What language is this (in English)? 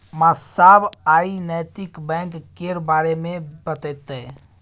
Maithili